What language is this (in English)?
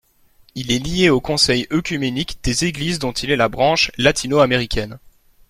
French